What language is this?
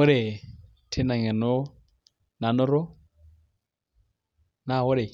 Masai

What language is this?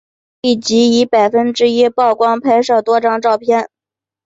Chinese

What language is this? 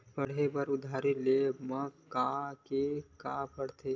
Chhattisgarhi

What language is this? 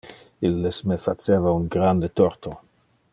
Interlingua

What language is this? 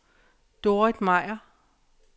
Danish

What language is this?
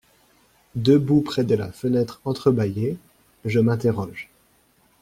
French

